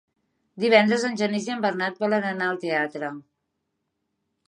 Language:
Catalan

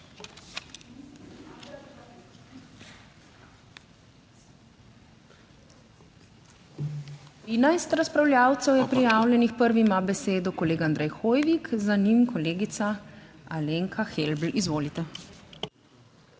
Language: Slovenian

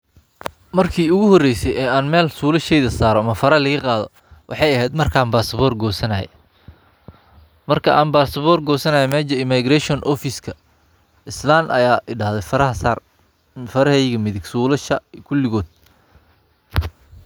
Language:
Somali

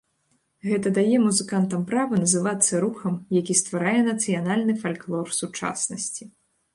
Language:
Belarusian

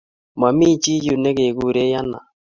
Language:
Kalenjin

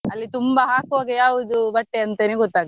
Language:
Kannada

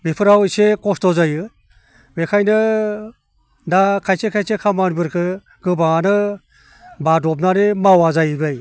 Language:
Bodo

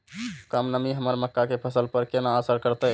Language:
Maithili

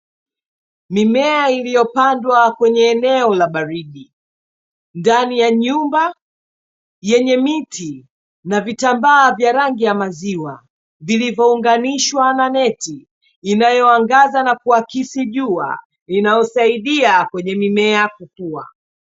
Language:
Swahili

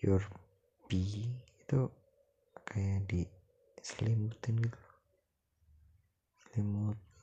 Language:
Indonesian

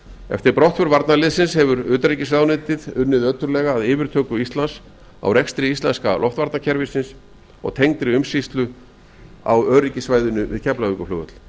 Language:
Icelandic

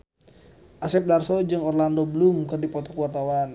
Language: Sundanese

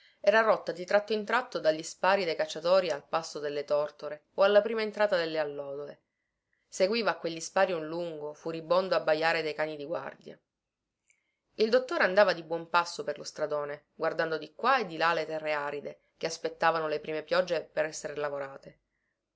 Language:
Italian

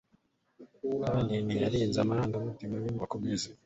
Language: Kinyarwanda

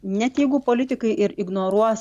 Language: Lithuanian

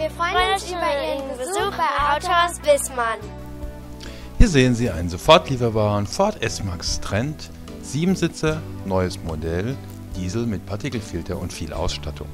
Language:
German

